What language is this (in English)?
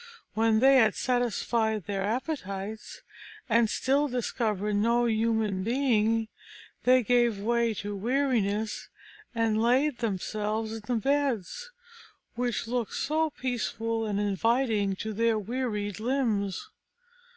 English